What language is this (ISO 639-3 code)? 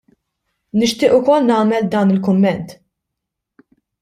mlt